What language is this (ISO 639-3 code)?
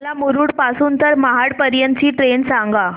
mar